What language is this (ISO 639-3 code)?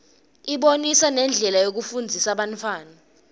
ssw